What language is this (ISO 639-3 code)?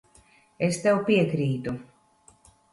lav